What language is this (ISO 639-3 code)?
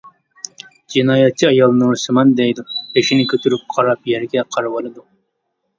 uig